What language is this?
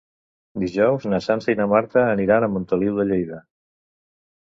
Catalan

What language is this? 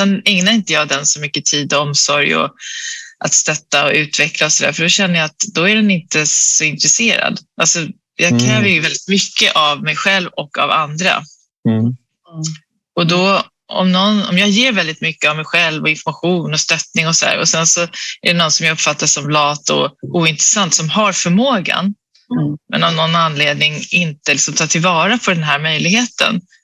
Swedish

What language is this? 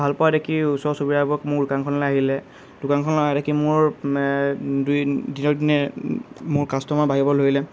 Assamese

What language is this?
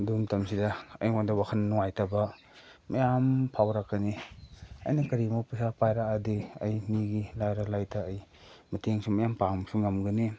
Manipuri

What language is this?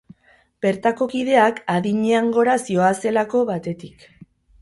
Basque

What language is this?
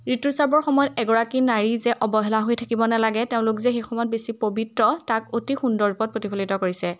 Assamese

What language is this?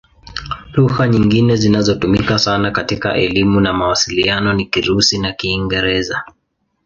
Swahili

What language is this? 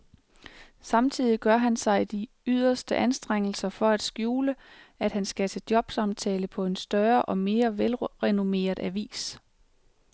Danish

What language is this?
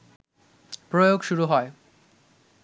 Bangla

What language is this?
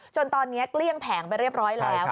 Thai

